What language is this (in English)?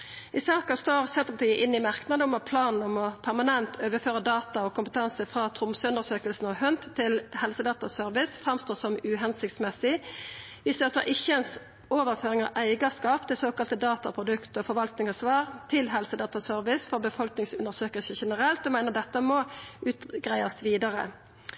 Norwegian Nynorsk